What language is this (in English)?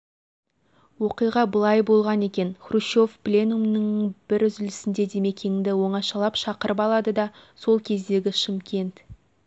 Kazakh